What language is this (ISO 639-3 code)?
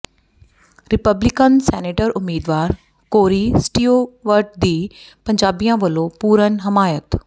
pan